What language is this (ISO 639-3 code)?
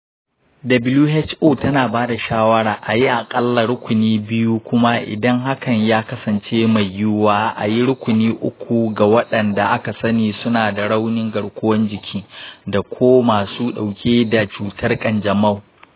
hau